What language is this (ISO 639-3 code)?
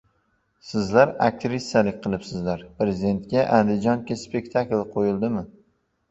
uzb